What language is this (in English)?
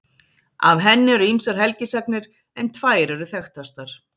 Icelandic